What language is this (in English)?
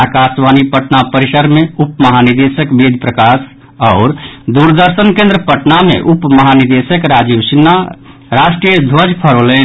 Maithili